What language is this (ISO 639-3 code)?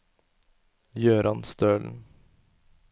nor